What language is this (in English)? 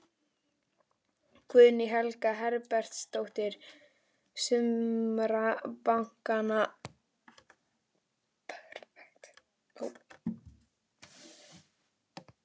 Icelandic